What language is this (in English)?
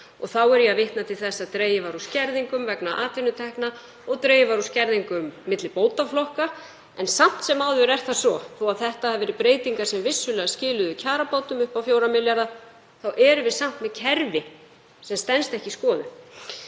Icelandic